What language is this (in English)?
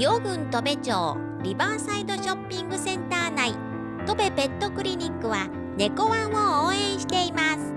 Japanese